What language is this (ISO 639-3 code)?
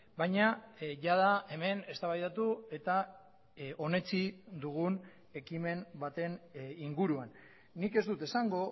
eus